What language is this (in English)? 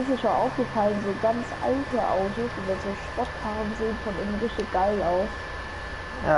German